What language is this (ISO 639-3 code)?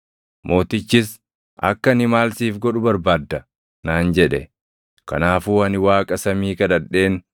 orm